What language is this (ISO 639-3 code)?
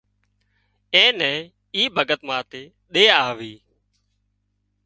kxp